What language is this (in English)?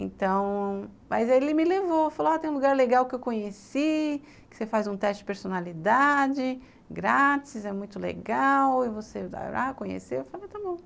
Portuguese